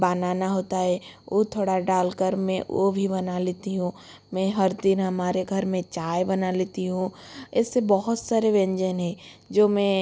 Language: Hindi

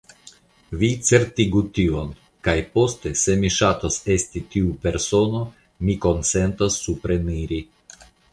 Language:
Esperanto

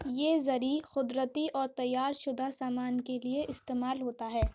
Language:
Urdu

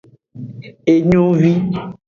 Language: Aja (Benin)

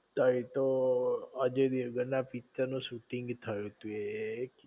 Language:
Gujarati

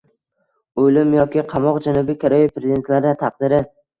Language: Uzbek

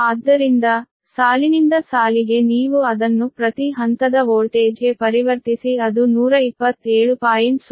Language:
Kannada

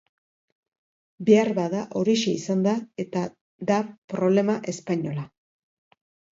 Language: Basque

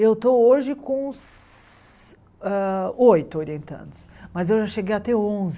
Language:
Portuguese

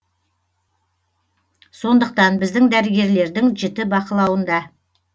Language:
Kazakh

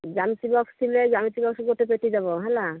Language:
Odia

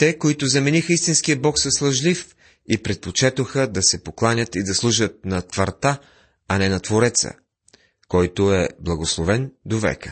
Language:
Bulgarian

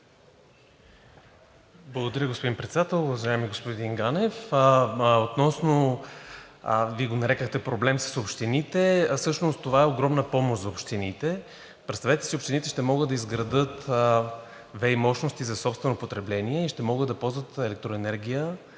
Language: Bulgarian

